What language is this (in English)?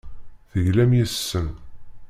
Kabyle